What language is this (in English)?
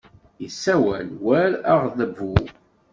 Kabyle